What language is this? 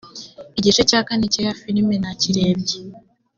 Kinyarwanda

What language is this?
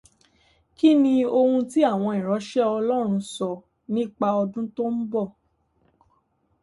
Yoruba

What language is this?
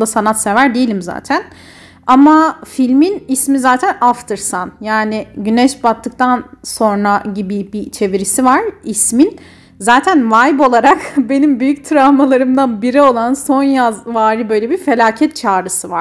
Turkish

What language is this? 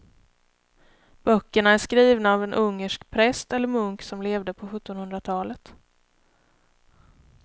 Swedish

